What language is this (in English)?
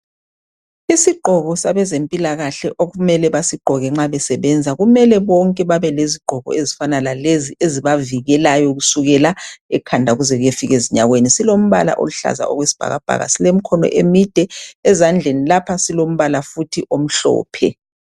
North Ndebele